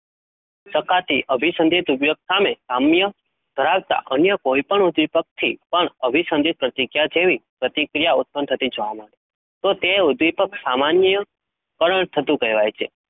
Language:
Gujarati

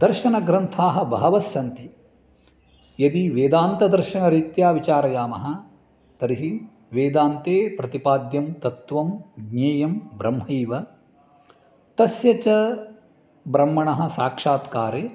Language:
Sanskrit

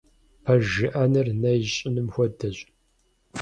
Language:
Kabardian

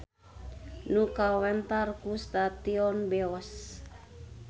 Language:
Sundanese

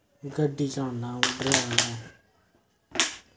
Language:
Dogri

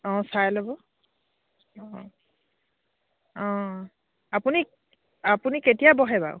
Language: Assamese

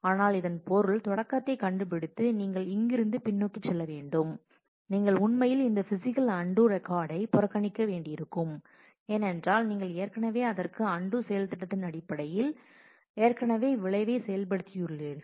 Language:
Tamil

